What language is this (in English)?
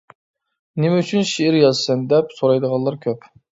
Uyghur